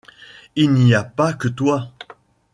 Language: French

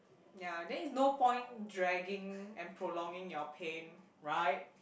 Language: English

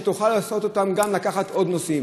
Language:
Hebrew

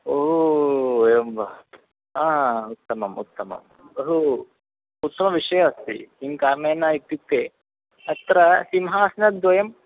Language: Sanskrit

